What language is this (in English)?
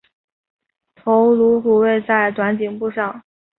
Chinese